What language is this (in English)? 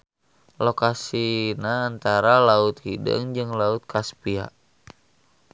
Sundanese